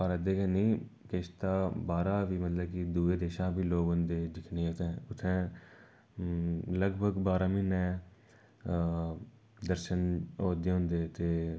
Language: Dogri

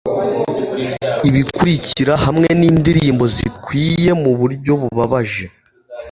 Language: Kinyarwanda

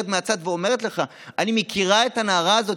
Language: Hebrew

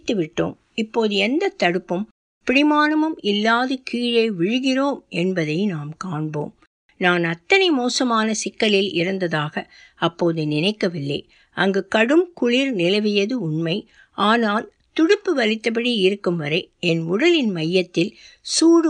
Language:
Tamil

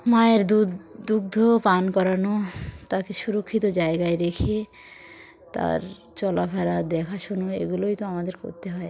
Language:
Bangla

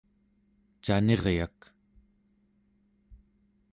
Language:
Central Yupik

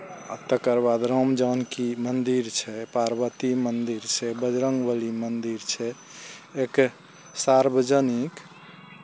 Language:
Maithili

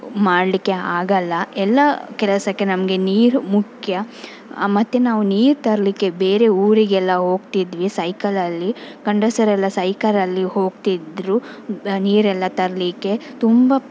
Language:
Kannada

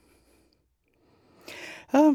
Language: Norwegian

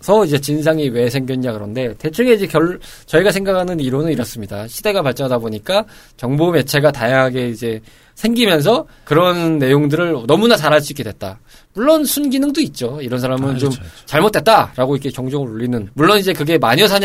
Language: Korean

